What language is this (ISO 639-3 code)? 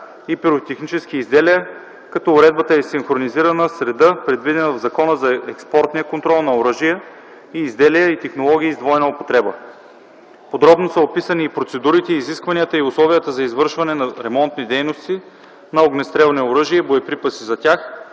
bul